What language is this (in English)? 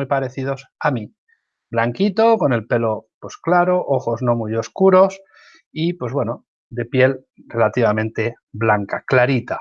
Spanish